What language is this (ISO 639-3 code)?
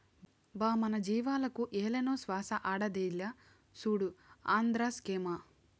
tel